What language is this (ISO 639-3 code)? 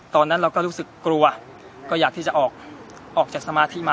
tha